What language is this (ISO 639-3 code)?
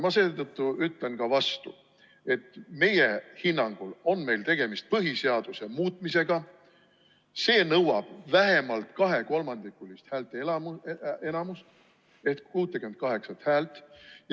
est